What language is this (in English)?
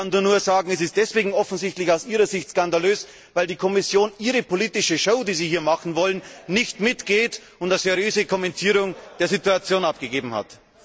German